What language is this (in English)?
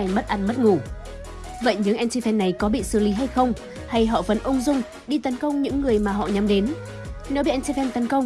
Vietnamese